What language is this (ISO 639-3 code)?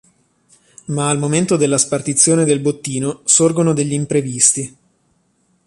ita